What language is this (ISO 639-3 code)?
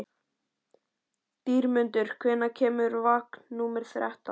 isl